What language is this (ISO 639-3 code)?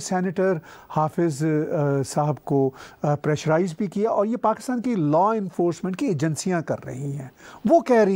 hin